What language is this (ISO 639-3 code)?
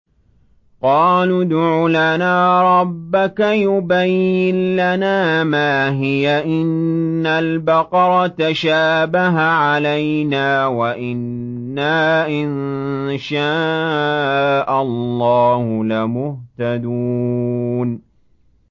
ara